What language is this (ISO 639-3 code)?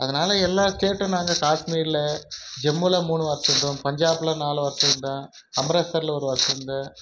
tam